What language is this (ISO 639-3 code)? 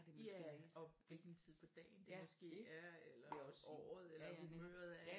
dan